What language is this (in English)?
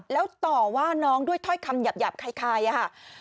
Thai